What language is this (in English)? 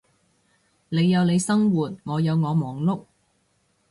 Cantonese